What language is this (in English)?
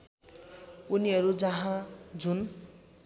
Nepali